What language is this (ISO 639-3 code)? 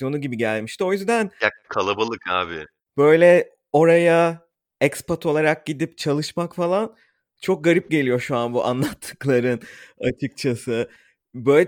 tur